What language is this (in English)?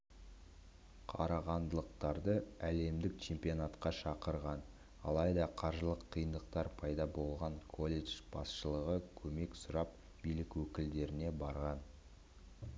Kazakh